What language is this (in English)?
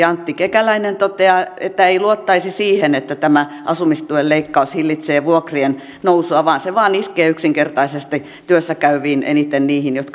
Finnish